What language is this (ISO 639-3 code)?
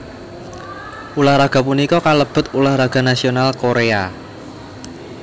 jav